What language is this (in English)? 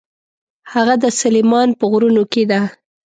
Pashto